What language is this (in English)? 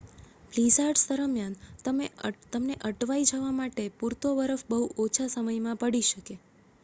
Gujarati